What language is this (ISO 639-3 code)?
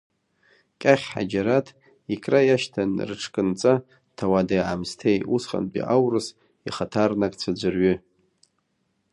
abk